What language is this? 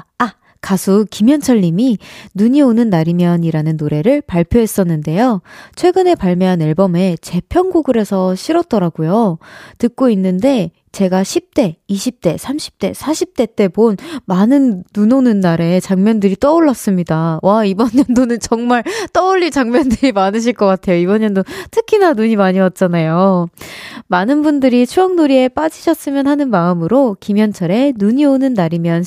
Korean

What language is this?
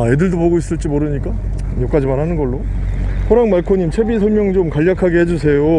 Korean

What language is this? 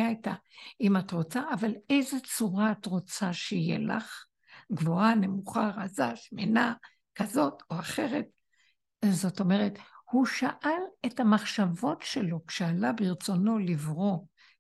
Hebrew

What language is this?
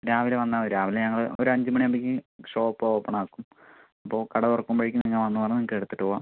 Malayalam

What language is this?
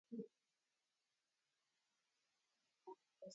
Swahili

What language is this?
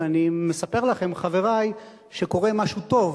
Hebrew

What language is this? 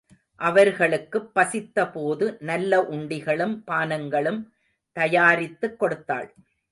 Tamil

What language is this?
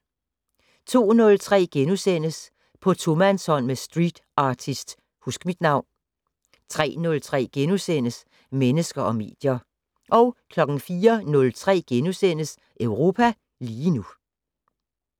Danish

